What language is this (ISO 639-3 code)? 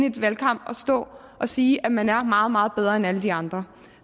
dan